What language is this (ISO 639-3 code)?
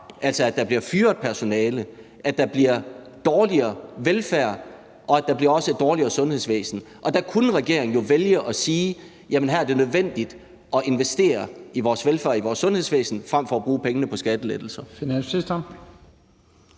dan